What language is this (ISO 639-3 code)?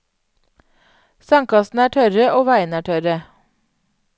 nor